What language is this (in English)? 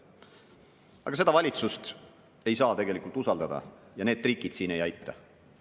Estonian